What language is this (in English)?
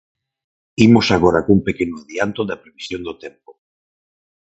Galician